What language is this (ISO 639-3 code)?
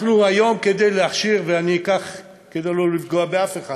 heb